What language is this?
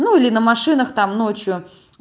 Russian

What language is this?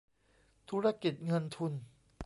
Thai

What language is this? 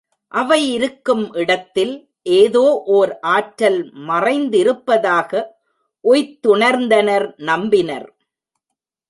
Tamil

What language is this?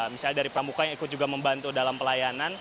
Indonesian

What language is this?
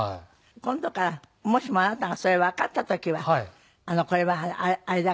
Japanese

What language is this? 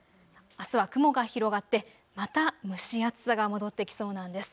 Japanese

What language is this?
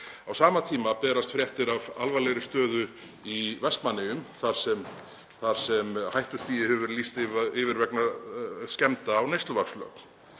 Icelandic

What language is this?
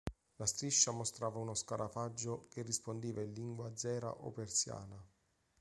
Italian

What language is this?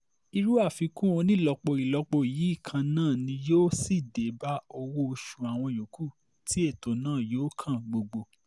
Yoruba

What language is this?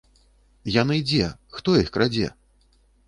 Belarusian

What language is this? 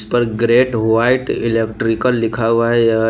Hindi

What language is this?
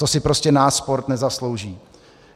Czech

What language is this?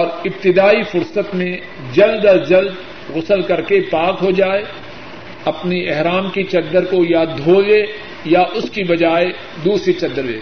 Urdu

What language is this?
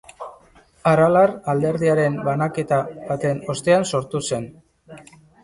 Basque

